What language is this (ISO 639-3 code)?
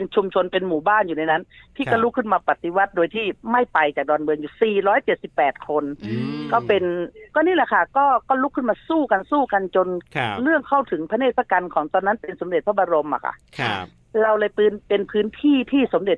tha